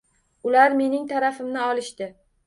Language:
Uzbek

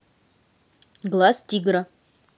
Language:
Russian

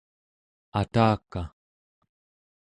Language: Central Yupik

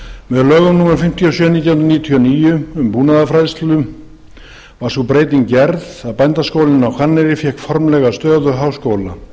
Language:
Icelandic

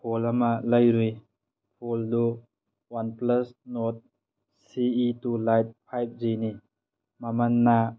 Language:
Manipuri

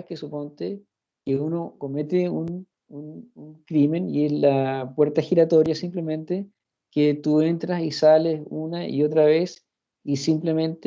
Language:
Spanish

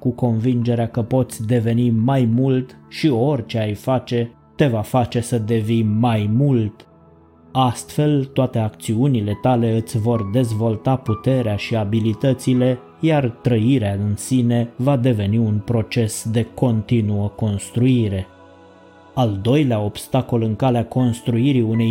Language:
Romanian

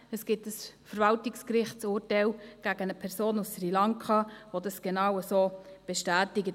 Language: Swiss German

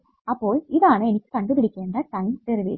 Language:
Malayalam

